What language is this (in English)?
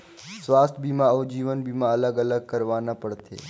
Chhattisgarhi